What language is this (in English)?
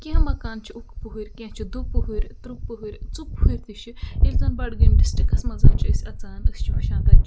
Kashmiri